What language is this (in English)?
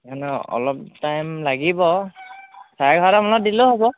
Assamese